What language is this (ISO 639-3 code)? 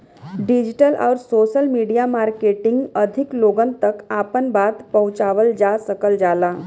bho